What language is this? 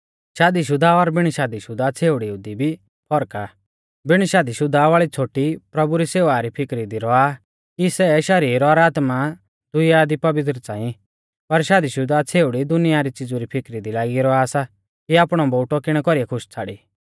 Mahasu Pahari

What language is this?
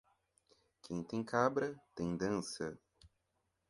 Portuguese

